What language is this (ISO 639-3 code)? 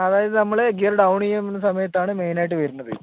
mal